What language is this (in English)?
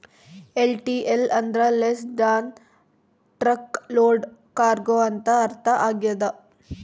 Kannada